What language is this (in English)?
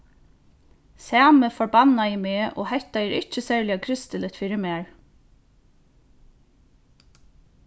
Faroese